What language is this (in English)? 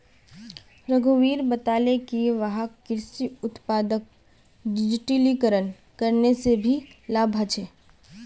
Magahi